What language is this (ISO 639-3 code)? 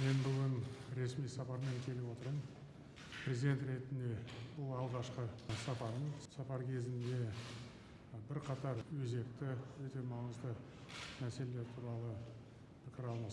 tur